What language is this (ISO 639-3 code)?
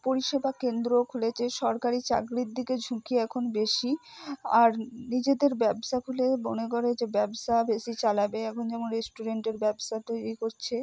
ben